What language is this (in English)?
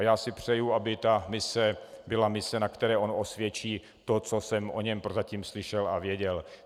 Czech